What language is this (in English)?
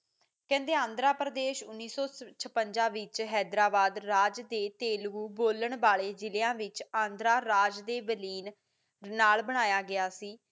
Punjabi